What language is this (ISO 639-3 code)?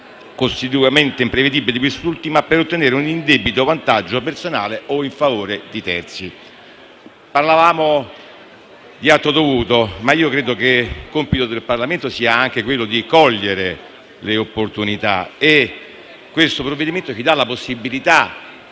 ita